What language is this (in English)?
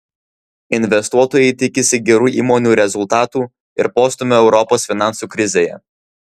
Lithuanian